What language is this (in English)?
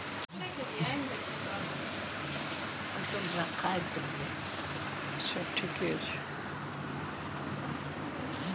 Maithili